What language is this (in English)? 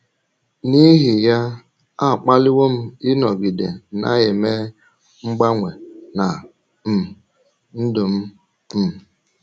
Igbo